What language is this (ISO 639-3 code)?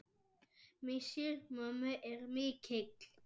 isl